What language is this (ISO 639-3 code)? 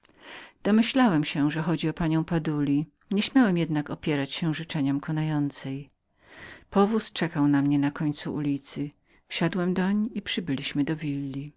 pol